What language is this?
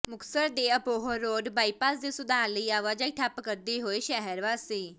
Punjabi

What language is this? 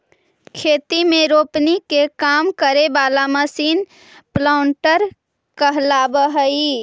Magahi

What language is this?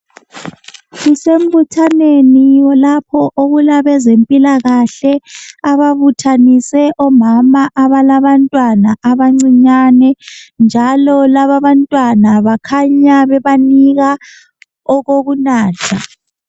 North Ndebele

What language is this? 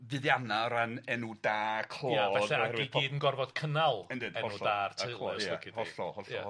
Welsh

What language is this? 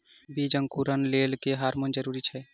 Maithili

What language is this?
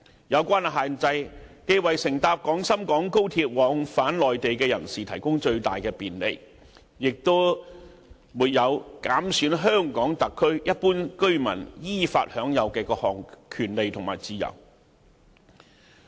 Cantonese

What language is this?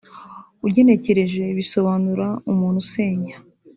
Kinyarwanda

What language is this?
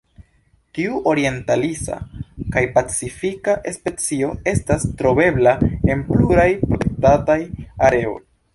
Esperanto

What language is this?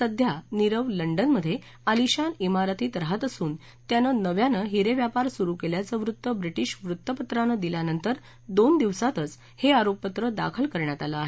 Marathi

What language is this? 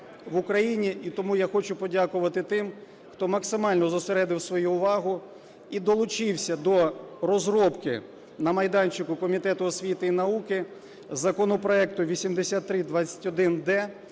Ukrainian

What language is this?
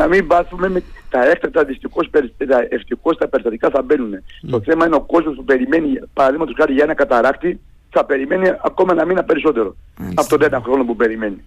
Greek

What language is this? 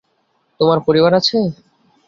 Bangla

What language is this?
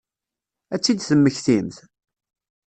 Kabyle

